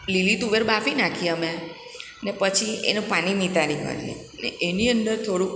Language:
Gujarati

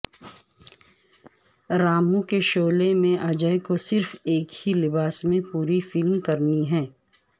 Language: Urdu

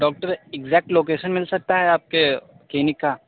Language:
Hindi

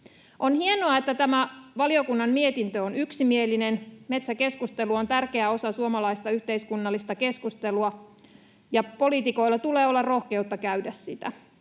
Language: Finnish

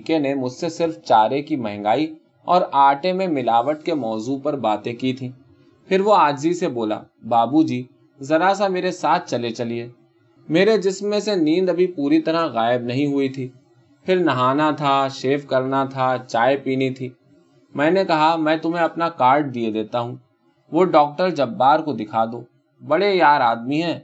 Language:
Urdu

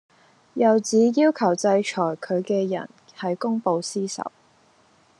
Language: Cantonese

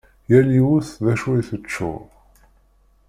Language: Kabyle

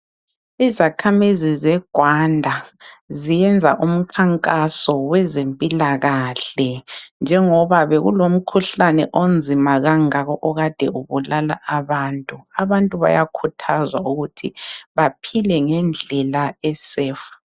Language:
North Ndebele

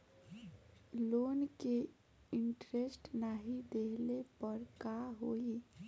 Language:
Bhojpuri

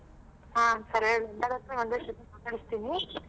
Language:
Kannada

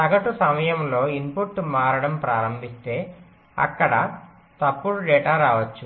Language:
Telugu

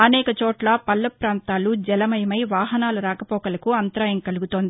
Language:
Telugu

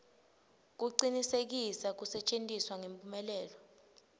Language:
Swati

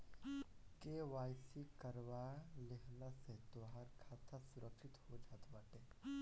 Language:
Bhojpuri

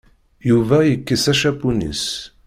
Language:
Kabyle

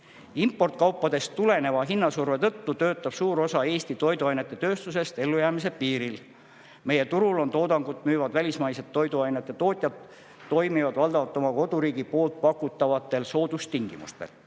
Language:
Estonian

